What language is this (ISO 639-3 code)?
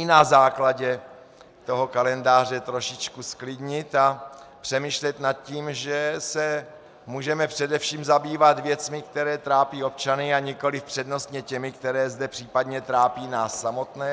ces